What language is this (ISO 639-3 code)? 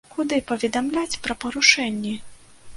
bel